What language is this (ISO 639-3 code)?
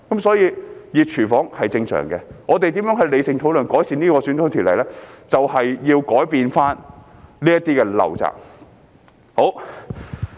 yue